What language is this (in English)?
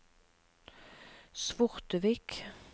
Norwegian